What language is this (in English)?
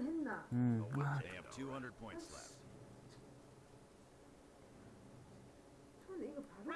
Korean